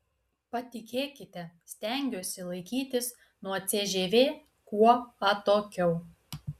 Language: Lithuanian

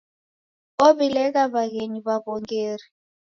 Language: Taita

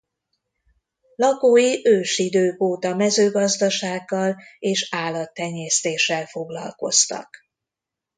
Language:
Hungarian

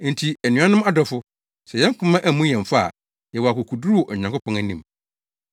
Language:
Akan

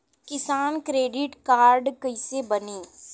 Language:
Bhojpuri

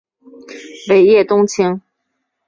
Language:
Chinese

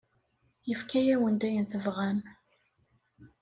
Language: Kabyle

